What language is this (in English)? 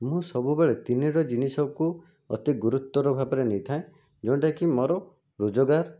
Odia